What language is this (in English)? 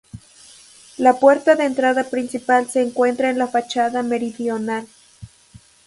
Spanish